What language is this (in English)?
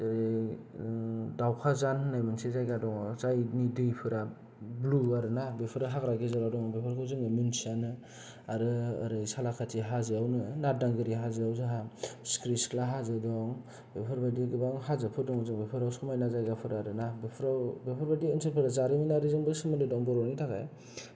Bodo